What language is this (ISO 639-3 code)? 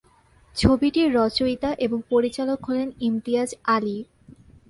ben